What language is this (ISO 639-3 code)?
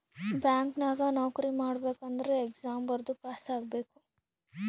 kan